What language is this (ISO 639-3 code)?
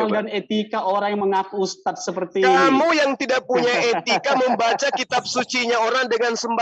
ind